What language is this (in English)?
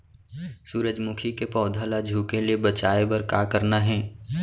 Chhattisgarhi